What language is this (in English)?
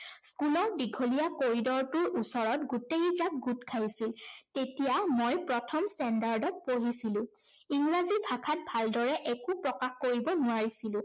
Assamese